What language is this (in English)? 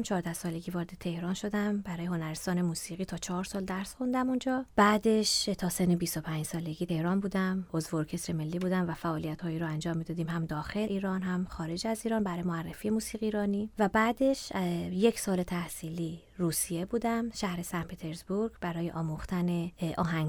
Persian